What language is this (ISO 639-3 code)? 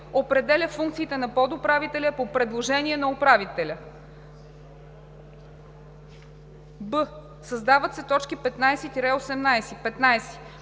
bul